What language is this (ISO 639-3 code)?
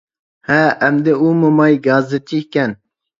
uig